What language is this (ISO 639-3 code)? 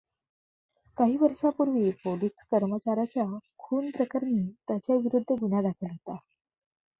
mar